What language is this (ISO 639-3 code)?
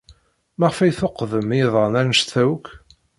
kab